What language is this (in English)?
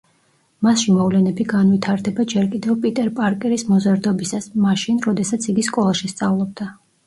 Georgian